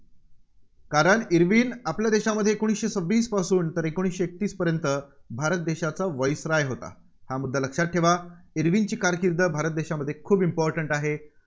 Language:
Marathi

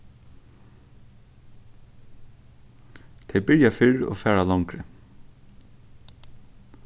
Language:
Faroese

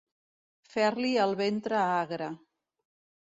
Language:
Catalan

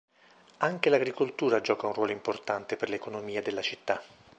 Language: Italian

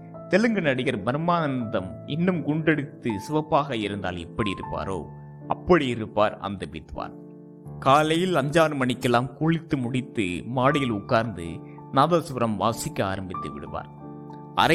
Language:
Tamil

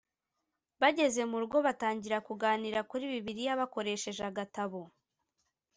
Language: Kinyarwanda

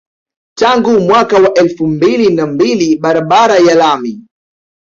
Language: Swahili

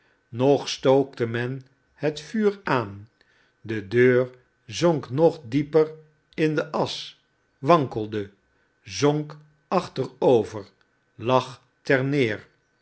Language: Dutch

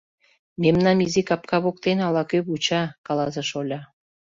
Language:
Mari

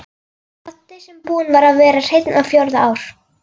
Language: Icelandic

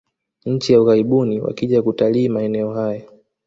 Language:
Swahili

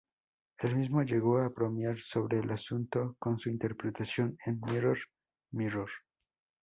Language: Spanish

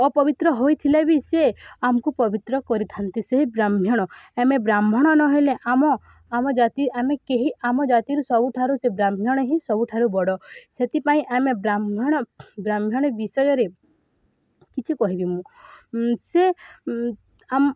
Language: Odia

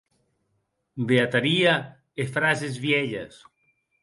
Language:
Occitan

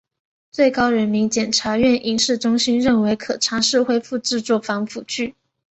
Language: Chinese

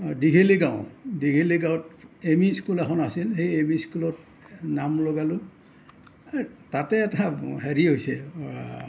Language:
Assamese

